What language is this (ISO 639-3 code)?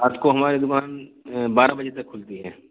urd